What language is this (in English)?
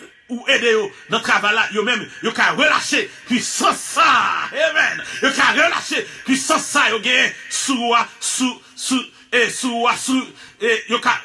French